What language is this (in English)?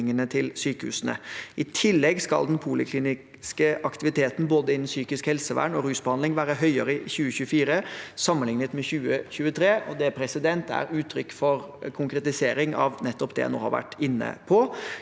Norwegian